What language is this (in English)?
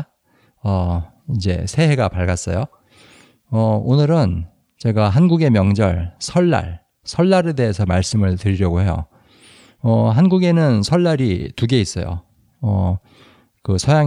Korean